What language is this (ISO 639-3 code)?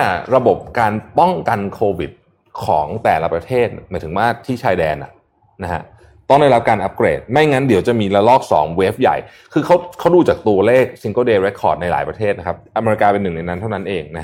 tha